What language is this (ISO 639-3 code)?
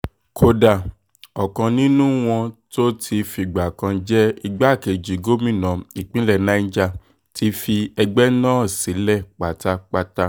yor